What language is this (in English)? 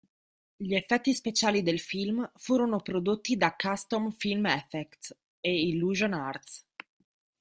Italian